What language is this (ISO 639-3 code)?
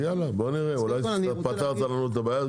heb